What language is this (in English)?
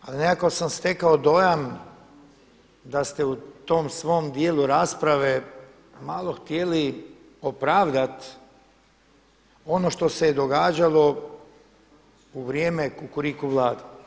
Croatian